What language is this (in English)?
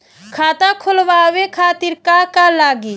Bhojpuri